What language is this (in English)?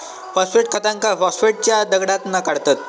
Marathi